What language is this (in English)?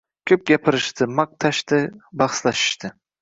Uzbek